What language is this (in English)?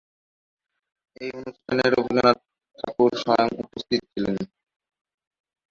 Bangla